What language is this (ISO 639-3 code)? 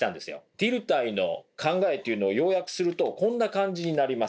jpn